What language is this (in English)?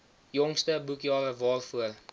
Afrikaans